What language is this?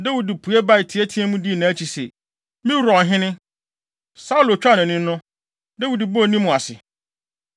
Akan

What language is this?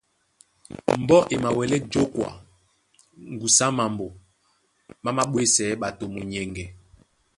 Duala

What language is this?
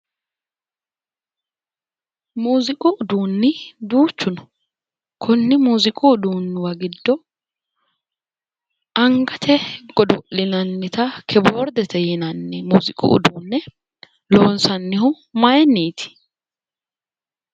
Sidamo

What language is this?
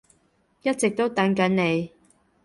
Cantonese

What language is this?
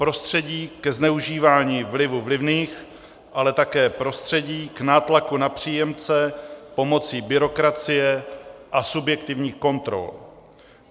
Czech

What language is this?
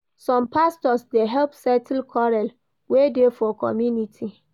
Nigerian Pidgin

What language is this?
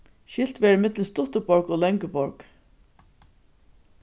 Faroese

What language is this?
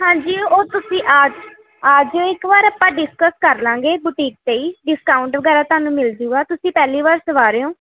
Punjabi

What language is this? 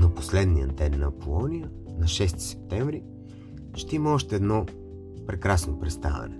Bulgarian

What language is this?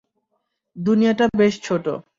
Bangla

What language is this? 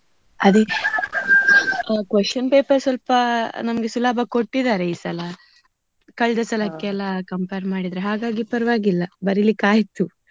Kannada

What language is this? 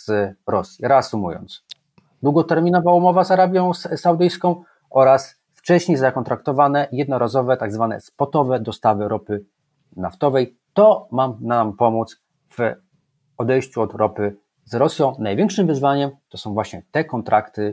Polish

